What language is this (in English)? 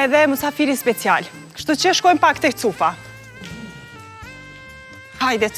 Romanian